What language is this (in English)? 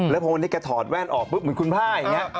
Thai